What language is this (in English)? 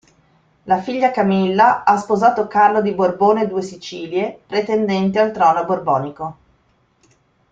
Italian